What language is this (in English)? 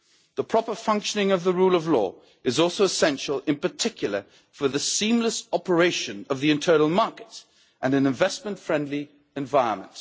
English